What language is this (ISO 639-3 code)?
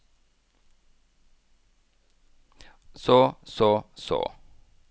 nor